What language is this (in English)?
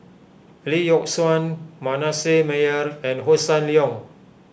English